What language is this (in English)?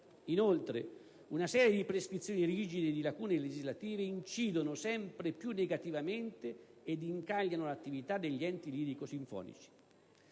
Italian